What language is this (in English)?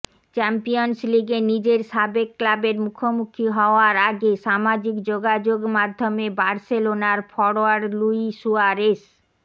Bangla